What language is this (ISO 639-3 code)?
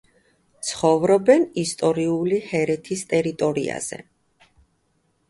kat